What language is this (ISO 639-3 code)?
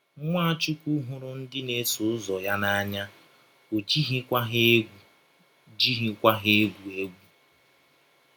ibo